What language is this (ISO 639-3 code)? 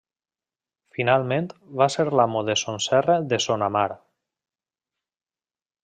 cat